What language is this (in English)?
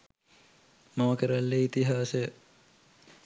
Sinhala